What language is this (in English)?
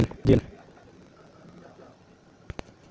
Magahi